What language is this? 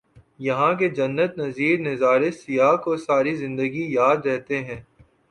Urdu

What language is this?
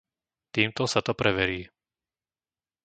Slovak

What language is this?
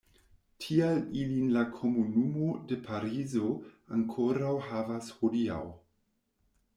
Esperanto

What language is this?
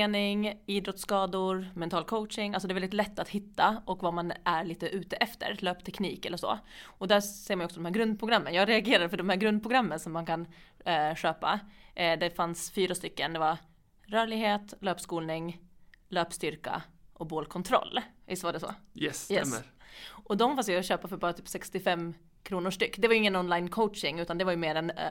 Swedish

